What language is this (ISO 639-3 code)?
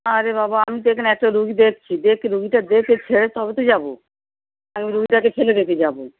ben